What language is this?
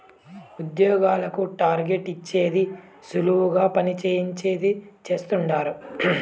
Telugu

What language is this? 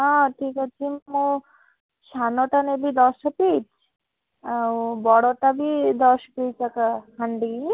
Odia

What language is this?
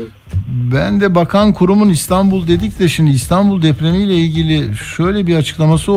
Turkish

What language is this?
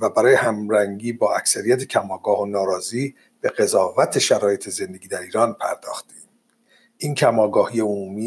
Persian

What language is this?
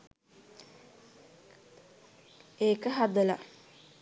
Sinhala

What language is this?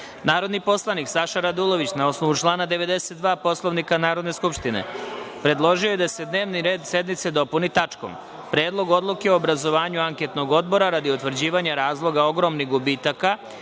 Serbian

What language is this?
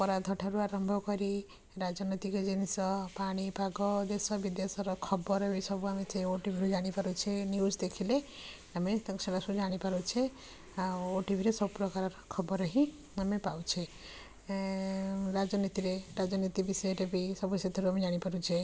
Odia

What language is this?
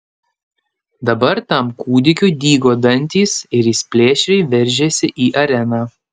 Lithuanian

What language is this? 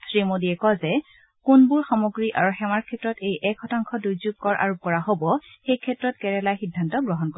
Assamese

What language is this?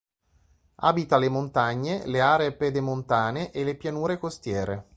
Italian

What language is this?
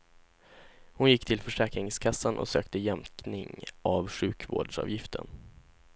Swedish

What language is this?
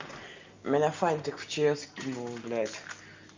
Russian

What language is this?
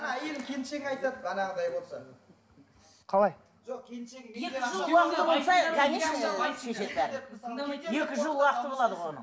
Kazakh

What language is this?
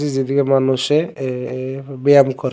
Bangla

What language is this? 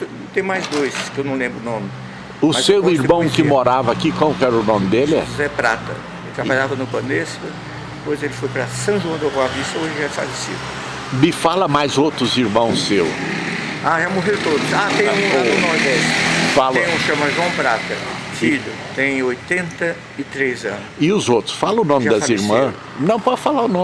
Portuguese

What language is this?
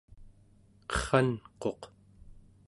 Central Yupik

